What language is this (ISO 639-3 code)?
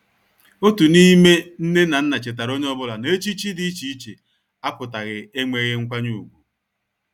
ibo